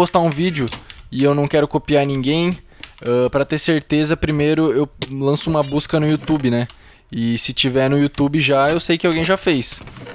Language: Portuguese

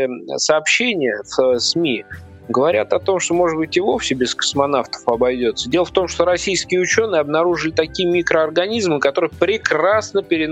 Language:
Russian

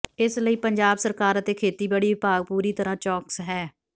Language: Punjabi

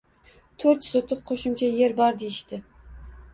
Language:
Uzbek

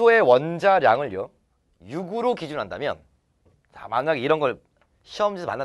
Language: Korean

